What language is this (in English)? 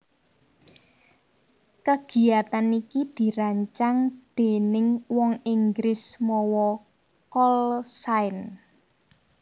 Javanese